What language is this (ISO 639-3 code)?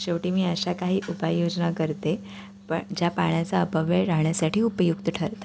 mar